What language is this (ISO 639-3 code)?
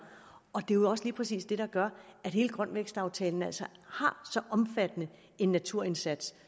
dan